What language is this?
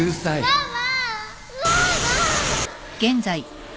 Japanese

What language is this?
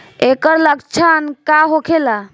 Bhojpuri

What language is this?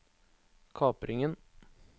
Norwegian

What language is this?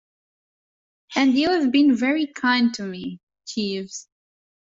English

